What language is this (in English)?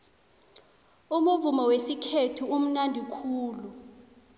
South Ndebele